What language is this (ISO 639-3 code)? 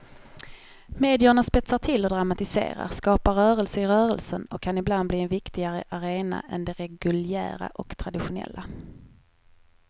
swe